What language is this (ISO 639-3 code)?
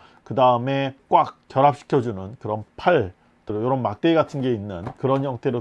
kor